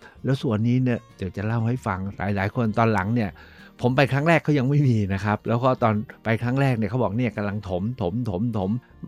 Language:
Thai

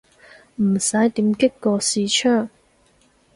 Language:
Cantonese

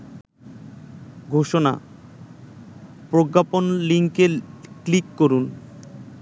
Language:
Bangla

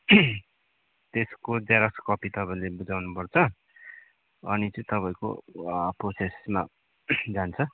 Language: Nepali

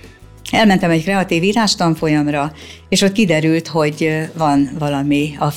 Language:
Hungarian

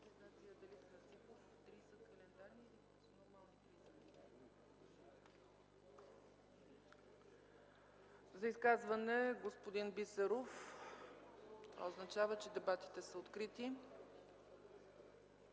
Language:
Bulgarian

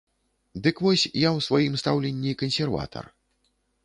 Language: Belarusian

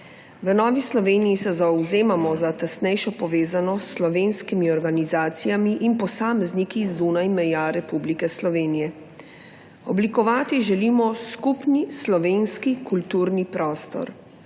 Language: Slovenian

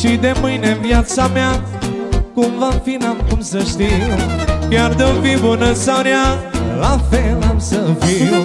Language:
Romanian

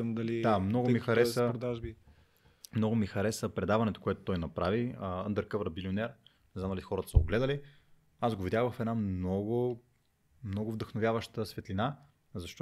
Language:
Bulgarian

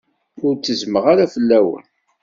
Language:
Kabyle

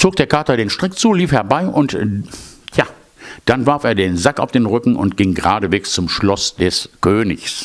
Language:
German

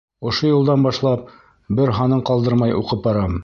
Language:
Bashkir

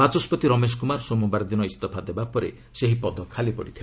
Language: Odia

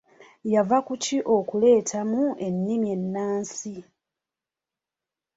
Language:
Ganda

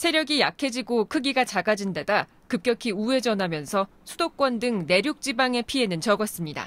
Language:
Korean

